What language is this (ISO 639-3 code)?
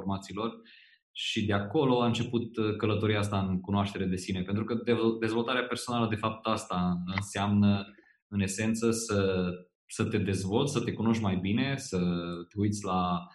ron